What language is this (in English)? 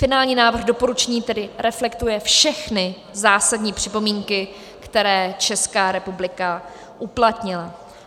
Czech